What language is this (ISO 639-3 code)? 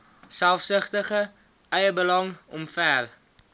afr